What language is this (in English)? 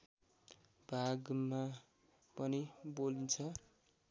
Nepali